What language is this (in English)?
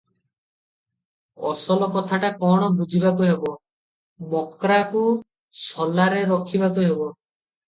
Odia